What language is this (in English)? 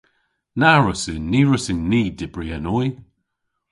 Cornish